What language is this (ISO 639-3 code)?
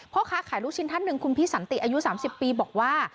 tha